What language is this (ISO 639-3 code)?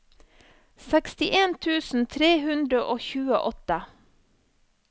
nor